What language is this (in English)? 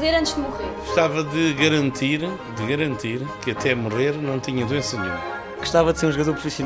Portuguese